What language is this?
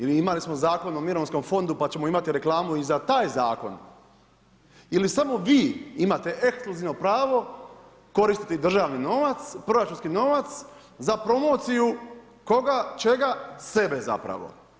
Croatian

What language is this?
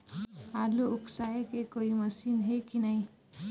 Chhattisgarhi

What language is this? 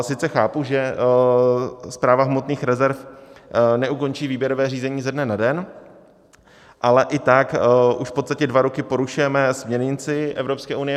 Czech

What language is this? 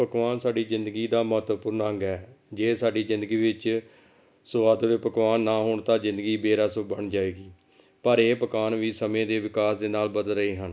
Punjabi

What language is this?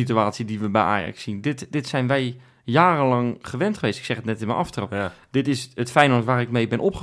Dutch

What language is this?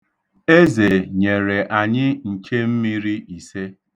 Igbo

